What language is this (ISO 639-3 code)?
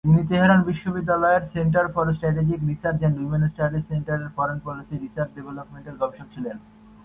ben